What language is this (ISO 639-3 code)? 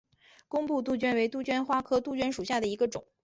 zho